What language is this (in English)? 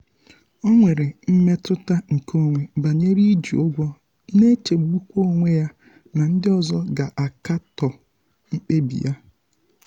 Igbo